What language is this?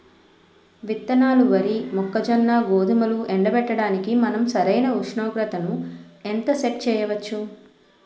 Telugu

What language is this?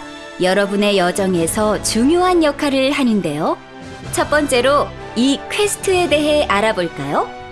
Korean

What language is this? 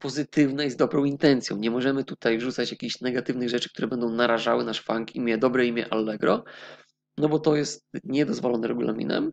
Polish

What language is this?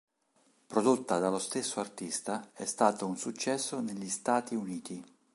Italian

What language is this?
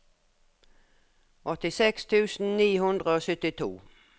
Norwegian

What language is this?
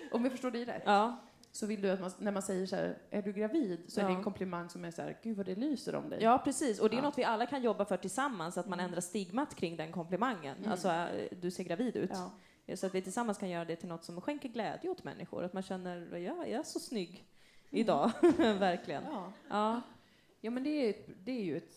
Swedish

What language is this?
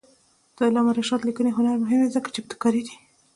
Pashto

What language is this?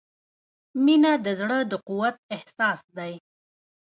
Pashto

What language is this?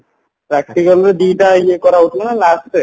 Odia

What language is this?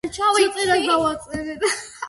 Georgian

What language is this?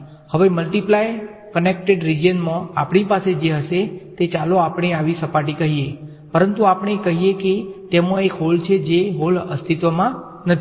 Gujarati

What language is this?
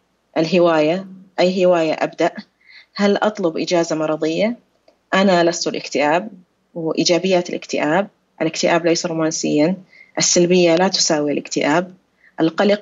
Arabic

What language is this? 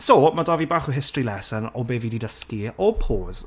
Welsh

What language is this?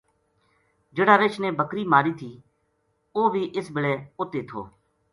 Gujari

